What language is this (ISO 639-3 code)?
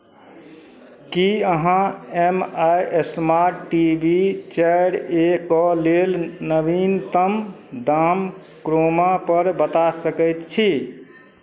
mai